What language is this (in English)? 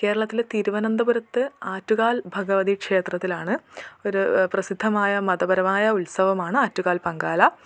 Malayalam